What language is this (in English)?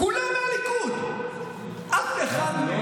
Hebrew